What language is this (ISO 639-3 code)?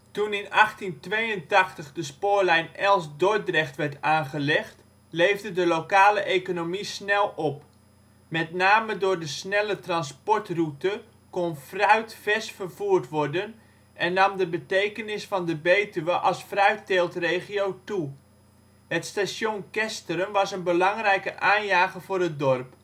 nld